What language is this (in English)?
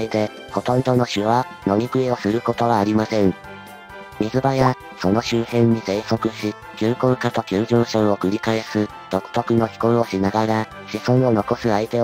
Japanese